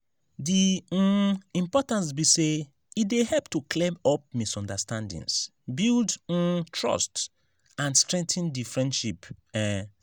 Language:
Nigerian Pidgin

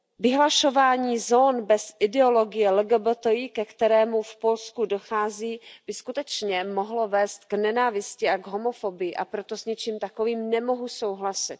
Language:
Czech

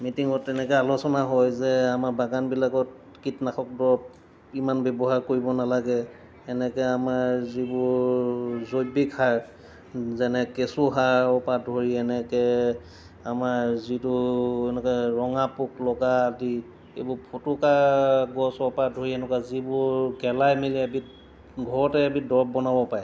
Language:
Assamese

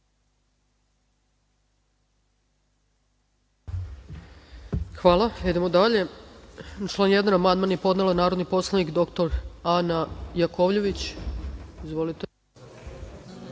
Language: Serbian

